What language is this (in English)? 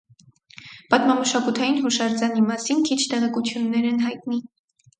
Armenian